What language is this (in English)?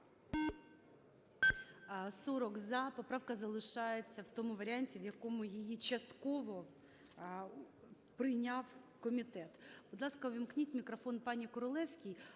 Ukrainian